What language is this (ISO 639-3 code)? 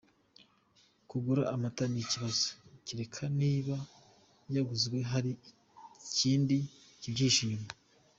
kin